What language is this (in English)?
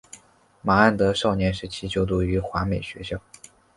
Chinese